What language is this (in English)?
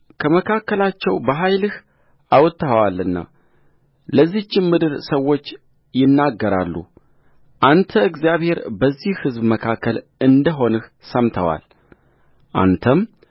Amharic